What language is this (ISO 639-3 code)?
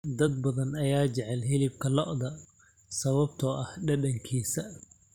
som